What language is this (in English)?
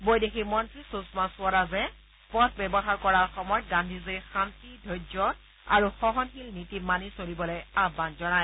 Assamese